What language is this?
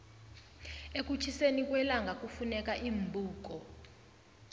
South Ndebele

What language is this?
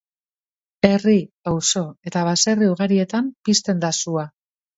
Basque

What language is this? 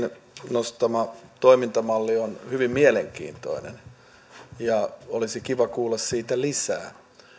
Finnish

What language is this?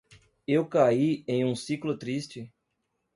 Portuguese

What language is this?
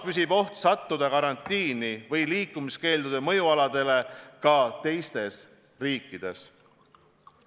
Estonian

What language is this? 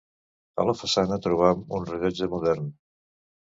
Catalan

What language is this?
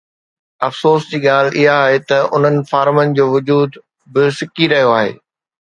Sindhi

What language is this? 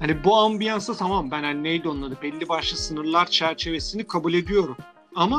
Turkish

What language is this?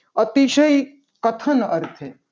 Gujarati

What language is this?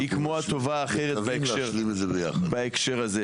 Hebrew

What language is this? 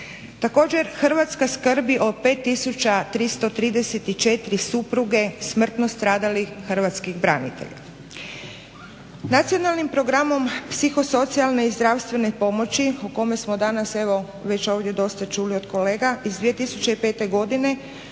Croatian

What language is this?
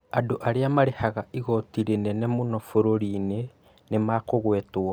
Kikuyu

